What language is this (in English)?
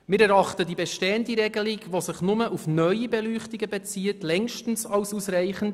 Swiss German